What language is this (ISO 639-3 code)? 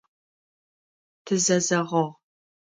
ady